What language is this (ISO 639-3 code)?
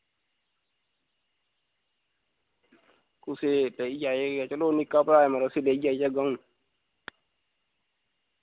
doi